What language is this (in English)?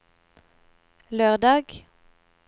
Norwegian